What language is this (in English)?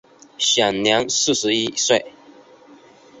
Chinese